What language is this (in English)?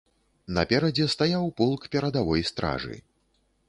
Belarusian